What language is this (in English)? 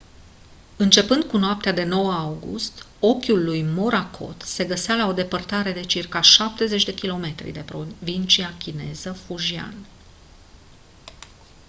Romanian